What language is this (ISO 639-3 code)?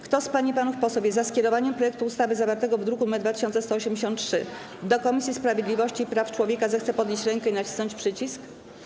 pol